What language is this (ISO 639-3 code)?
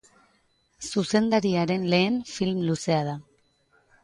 eus